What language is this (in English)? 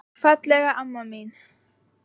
Icelandic